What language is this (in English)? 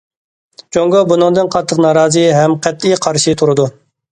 Uyghur